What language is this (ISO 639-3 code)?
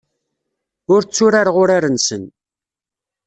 kab